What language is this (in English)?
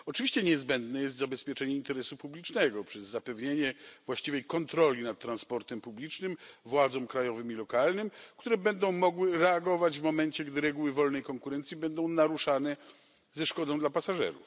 Polish